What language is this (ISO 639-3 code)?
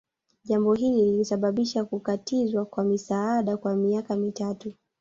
swa